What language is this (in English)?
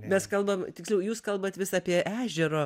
Lithuanian